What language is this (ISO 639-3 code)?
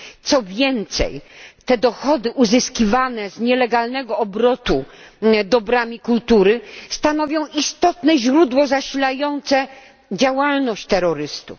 pol